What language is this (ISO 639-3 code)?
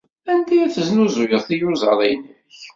kab